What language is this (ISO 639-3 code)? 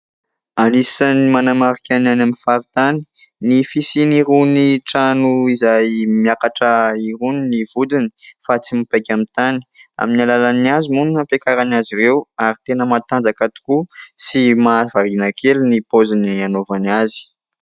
mlg